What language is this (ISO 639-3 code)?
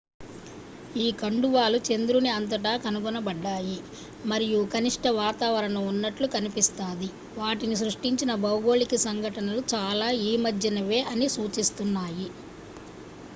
tel